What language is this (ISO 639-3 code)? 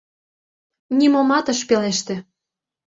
chm